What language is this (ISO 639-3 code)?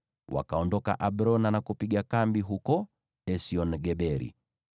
swa